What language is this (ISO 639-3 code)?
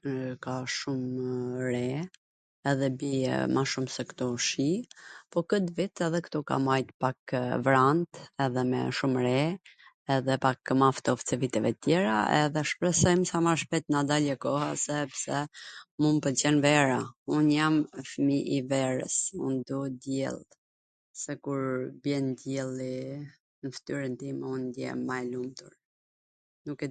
aln